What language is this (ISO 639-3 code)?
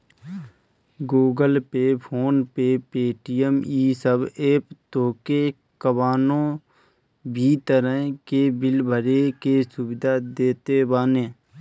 bho